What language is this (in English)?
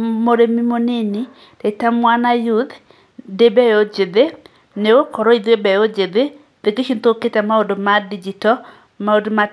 Kikuyu